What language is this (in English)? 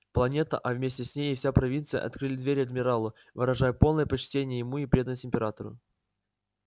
Russian